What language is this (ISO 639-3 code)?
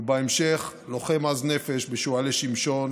heb